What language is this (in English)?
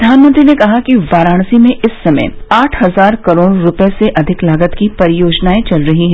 Hindi